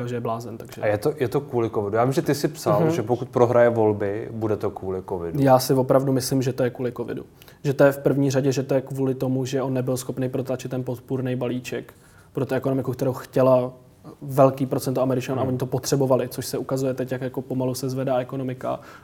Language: Czech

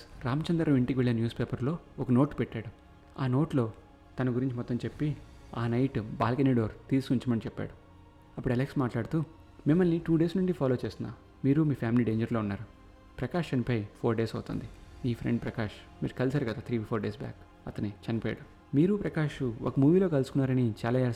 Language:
Telugu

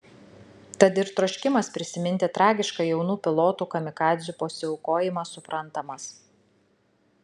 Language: Lithuanian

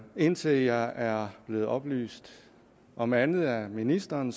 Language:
Danish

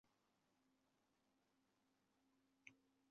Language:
Chinese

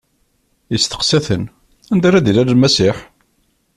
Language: Kabyle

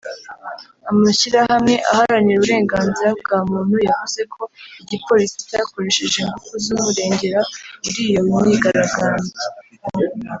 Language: Kinyarwanda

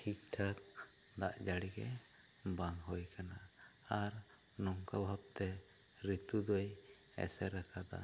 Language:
Santali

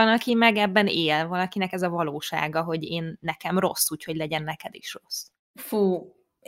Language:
Hungarian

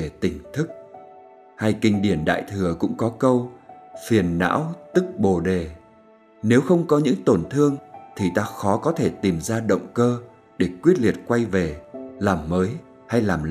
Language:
Vietnamese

